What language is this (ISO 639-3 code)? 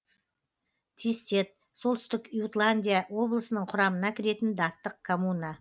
kaz